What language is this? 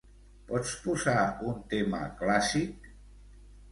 Catalan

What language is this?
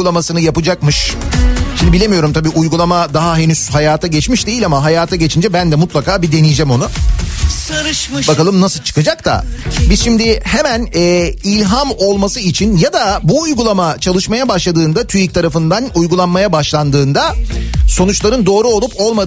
Turkish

